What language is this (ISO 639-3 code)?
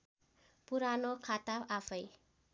nep